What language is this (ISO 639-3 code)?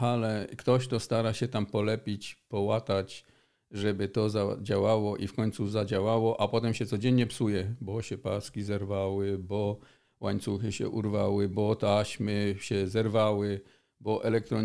pol